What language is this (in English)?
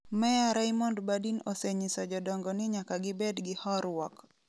Luo (Kenya and Tanzania)